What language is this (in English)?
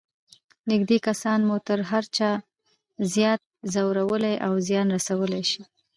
Pashto